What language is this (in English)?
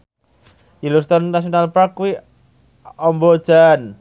Javanese